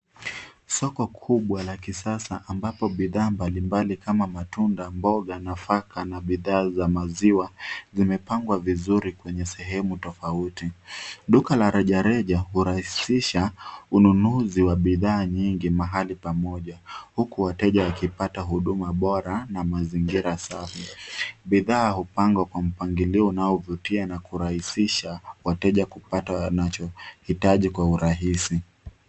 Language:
Swahili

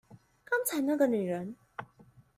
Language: Chinese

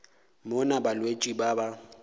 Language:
Northern Sotho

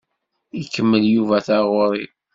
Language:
Kabyle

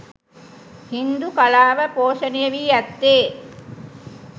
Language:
Sinhala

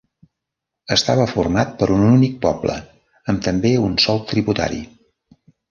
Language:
Catalan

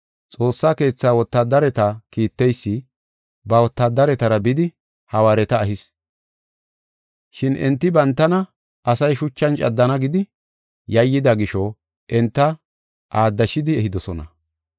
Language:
Gofa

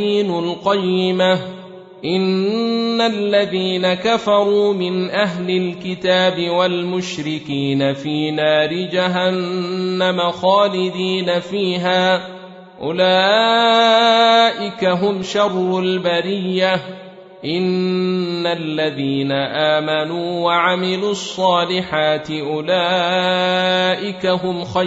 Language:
Arabic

